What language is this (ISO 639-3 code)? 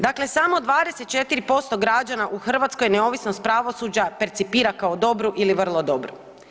hrv